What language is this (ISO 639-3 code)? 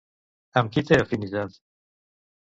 cat